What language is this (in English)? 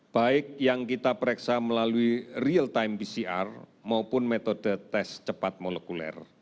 Indonesian